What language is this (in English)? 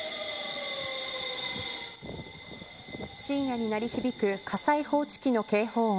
Japanese